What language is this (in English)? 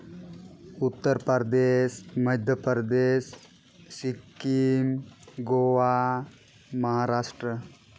Santali